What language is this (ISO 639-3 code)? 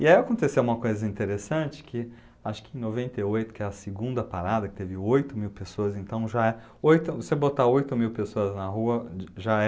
por